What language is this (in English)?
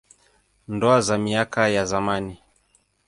Swahili